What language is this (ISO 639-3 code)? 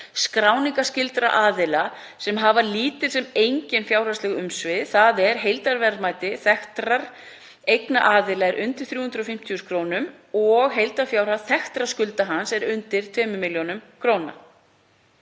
isl